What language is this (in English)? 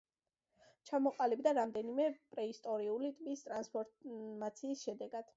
Georgian